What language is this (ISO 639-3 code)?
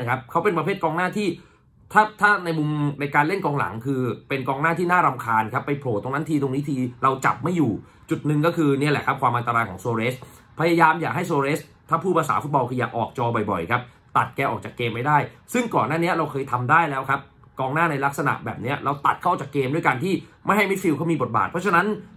tha